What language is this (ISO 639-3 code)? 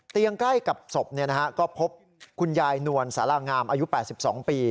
tha